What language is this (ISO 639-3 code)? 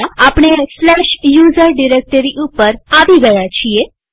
guj